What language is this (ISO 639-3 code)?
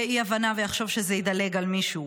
heb